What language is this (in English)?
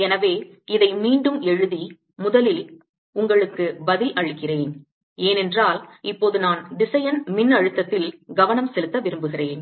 Tamil